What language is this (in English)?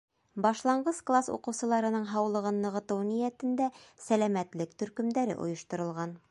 Bashkir